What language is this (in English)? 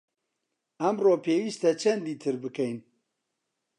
Central Kurdish